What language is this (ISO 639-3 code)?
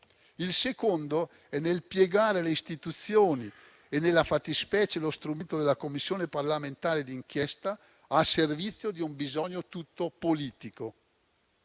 ita